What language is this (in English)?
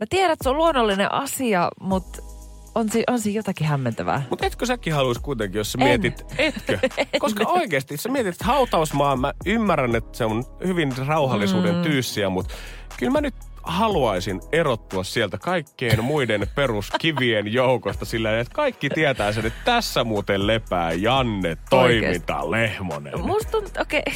Finnish